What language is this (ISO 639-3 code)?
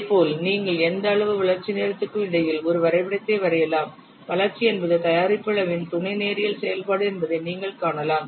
tam